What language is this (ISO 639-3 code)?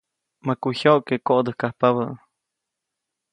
zoc